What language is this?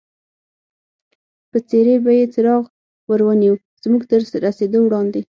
Pashto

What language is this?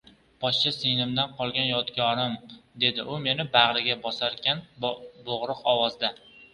Uzbek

